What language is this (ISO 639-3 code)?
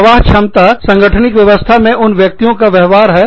hin